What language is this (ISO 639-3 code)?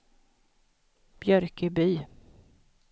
swe